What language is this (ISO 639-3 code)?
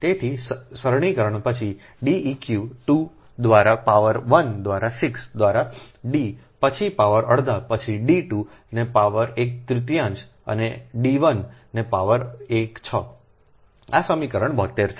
guj